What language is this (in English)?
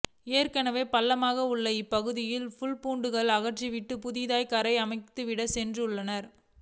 Tamil